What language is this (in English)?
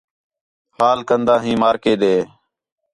Khetrani